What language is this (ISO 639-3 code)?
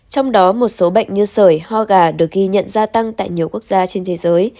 vie